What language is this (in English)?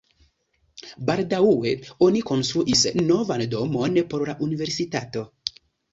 Esperanto